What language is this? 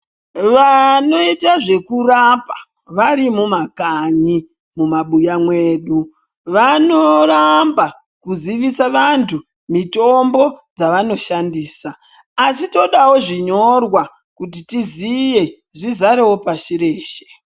Ndau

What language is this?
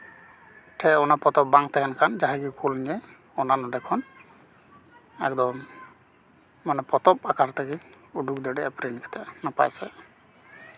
Santali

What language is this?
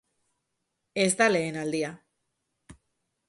Basque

